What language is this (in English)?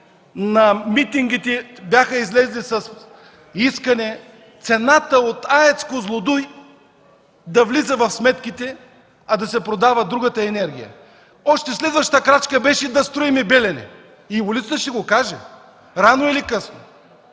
Bulgarian